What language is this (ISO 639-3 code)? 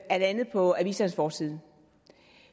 dan